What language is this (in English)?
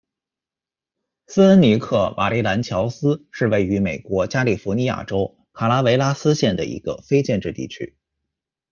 Chinese